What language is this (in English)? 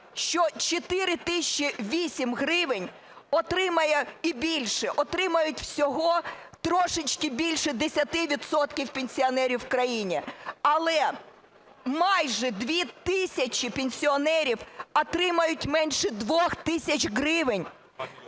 Ukrainian